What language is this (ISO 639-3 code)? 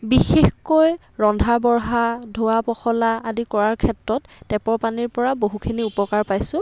asm